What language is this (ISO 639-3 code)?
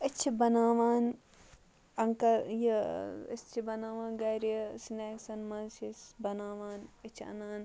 kas